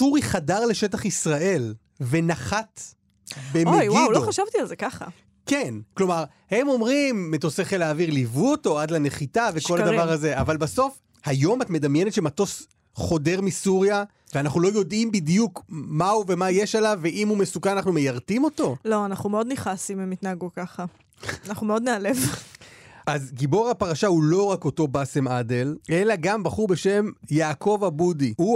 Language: Hebrew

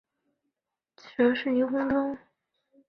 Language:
Chinese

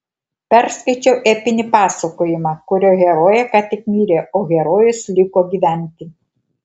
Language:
Lithuanian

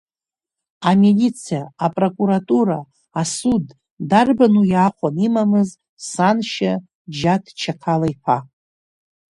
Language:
Abkhazian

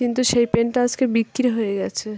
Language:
Bangla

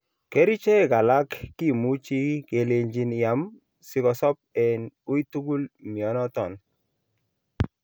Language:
Kalenjin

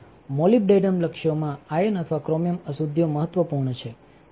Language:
Gujarati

